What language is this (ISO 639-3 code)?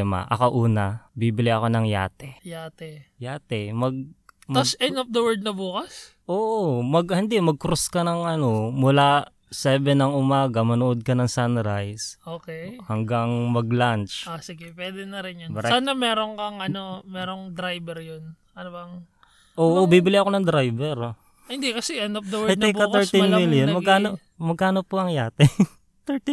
fil